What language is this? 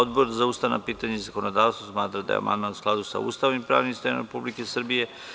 Serbian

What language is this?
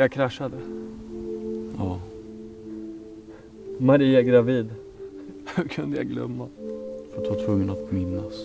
Swedish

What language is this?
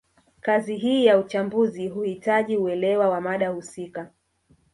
Swahili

